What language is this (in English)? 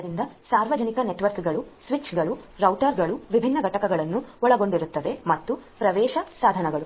Kannada